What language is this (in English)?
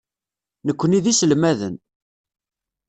Kabyle